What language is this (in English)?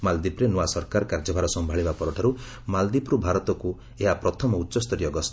Odia